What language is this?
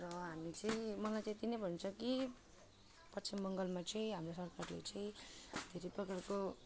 Nepali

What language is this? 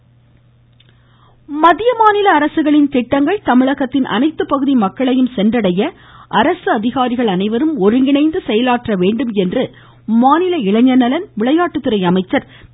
Tamil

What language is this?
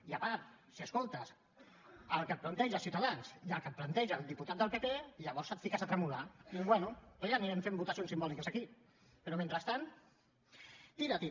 Catalan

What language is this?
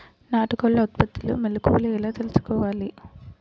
Telugu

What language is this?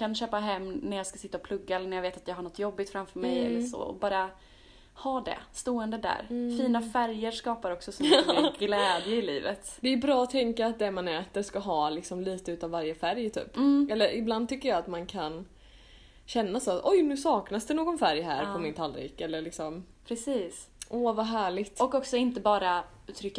Swedish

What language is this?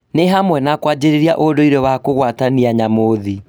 Kikuyu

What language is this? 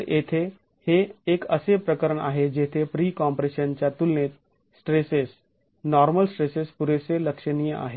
Marathi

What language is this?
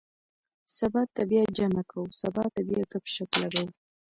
Pashto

